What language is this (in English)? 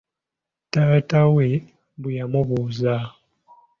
Ganda